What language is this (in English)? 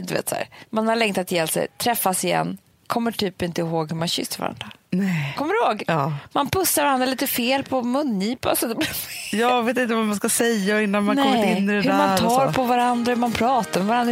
Swedish